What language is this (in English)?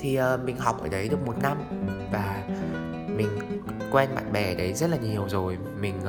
Vietnamese